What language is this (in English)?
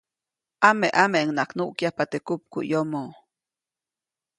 Copainalá Zoque